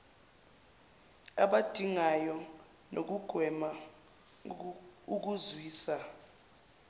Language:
Zulu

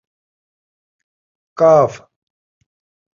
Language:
Saraiki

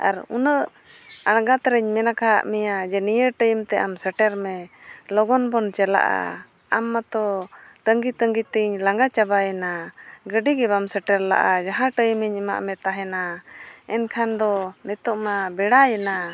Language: Santali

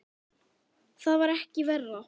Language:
Icelandic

